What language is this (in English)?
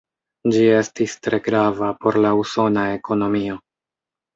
Esperanto